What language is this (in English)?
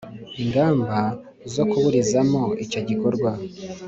Kinyarwanda